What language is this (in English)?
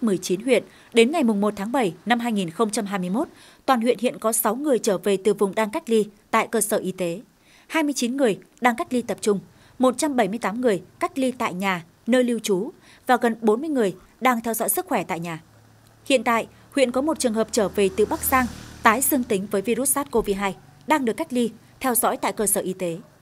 Vietnamese